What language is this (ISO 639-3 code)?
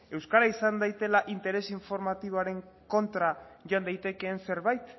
eus